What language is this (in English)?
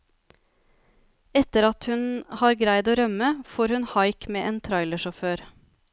Norwegian